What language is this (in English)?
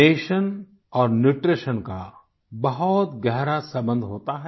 Hindi